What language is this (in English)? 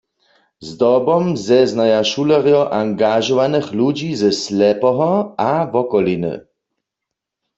Upper Sorbian